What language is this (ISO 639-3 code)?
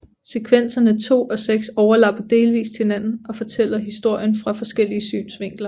dan